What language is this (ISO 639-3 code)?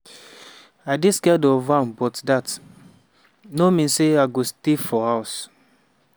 pcm